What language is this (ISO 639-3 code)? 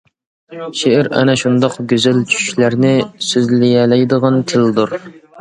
uig